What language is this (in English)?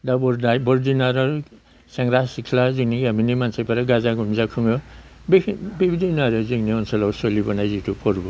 Bodo